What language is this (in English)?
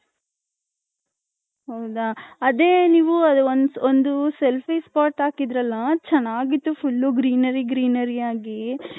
Kannada